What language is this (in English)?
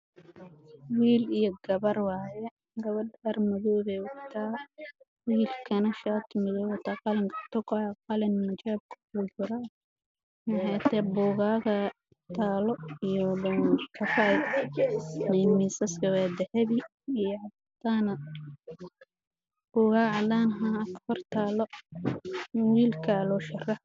Somali